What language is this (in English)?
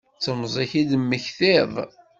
Kabyle